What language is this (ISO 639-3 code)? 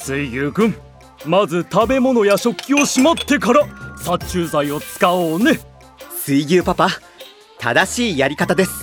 jpn